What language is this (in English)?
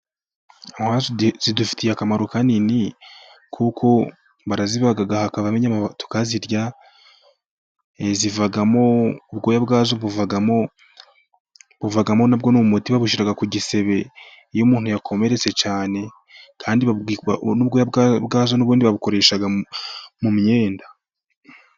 Kinyarwanda